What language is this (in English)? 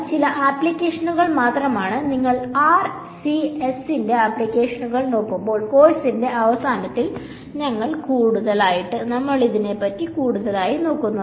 Malayalam